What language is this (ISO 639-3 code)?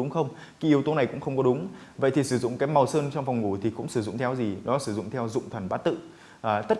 vie